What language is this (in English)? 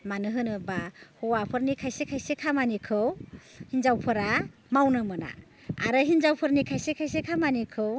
Bodo